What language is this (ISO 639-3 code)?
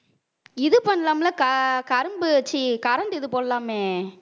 tam